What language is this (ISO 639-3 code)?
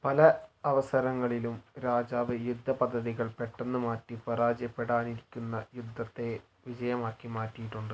mal